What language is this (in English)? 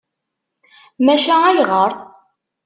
Kabyle